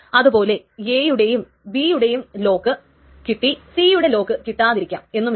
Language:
Malayalam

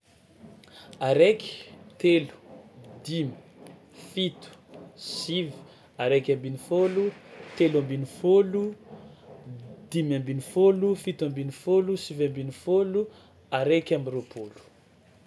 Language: Tsimihety Malagasy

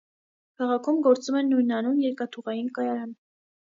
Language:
Armenian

